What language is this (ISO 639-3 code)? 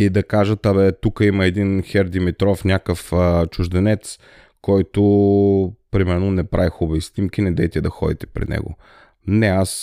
bul